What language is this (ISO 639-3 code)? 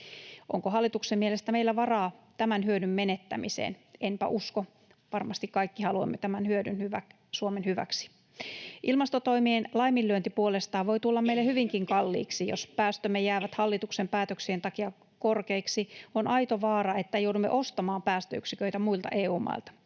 fin